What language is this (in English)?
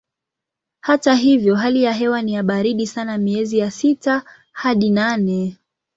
Swahili